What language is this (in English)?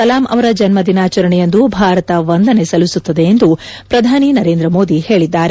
Kannada